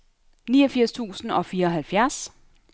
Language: Danish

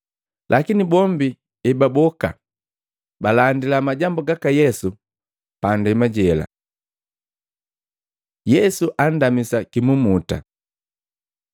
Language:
Matengo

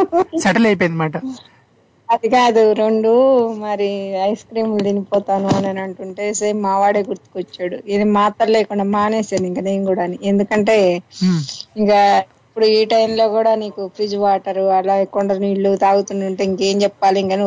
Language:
Telugu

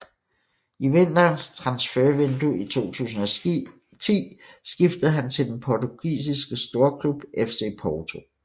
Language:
Danish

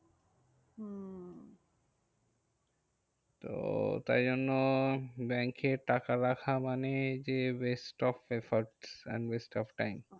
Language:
Bangla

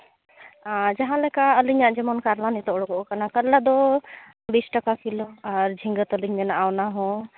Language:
Santali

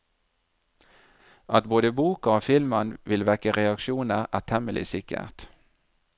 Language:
Norwegian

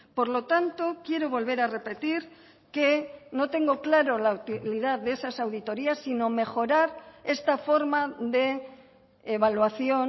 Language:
Spanish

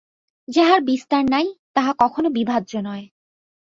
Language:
Bangla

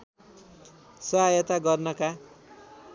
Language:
Nepali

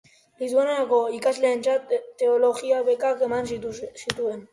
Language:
Basque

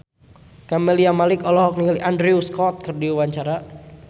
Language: Sundanese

